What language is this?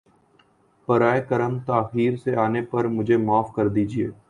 Urdu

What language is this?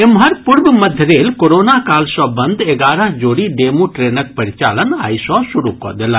Maithili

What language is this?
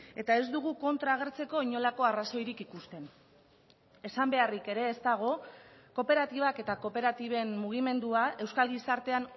Basque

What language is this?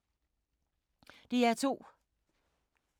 Danish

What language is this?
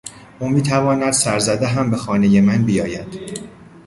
Persian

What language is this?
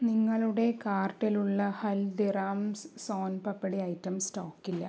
Malayalam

